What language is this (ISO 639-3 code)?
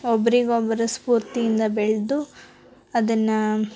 kan